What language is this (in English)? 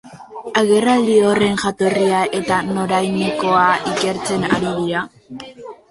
Basque